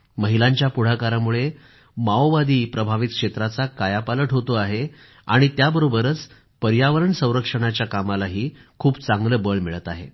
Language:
Marathi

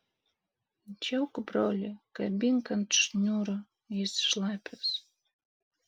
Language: Lithuanian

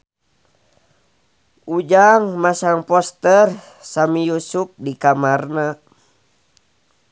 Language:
Sundanese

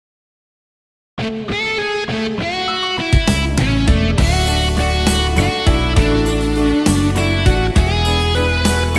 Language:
Indonesian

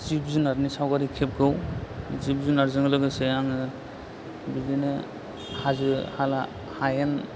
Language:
Bodo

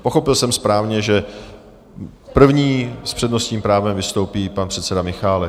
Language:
Czech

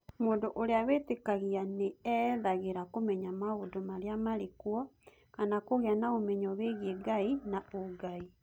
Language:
Kikuyu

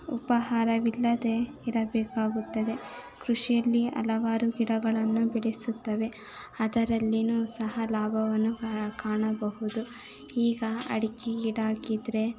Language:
Kannada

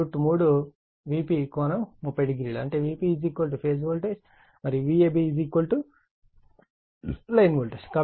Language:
Telugu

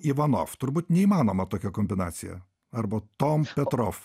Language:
Lithuanian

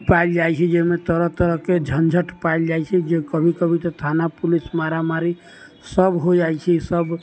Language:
Maithili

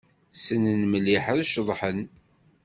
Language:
Kabyle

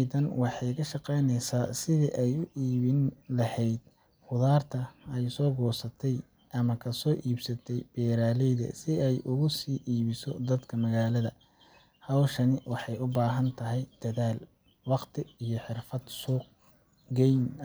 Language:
Somali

